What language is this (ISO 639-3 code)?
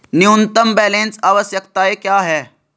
hin